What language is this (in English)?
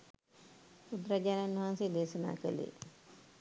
Sinhala